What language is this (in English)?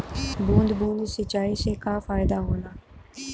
Bhojpuri